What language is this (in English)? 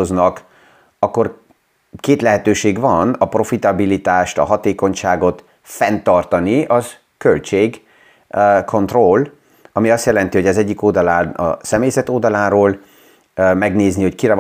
Hungarian